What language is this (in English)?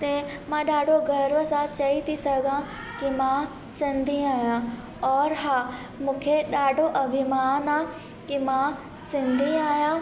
Sindhi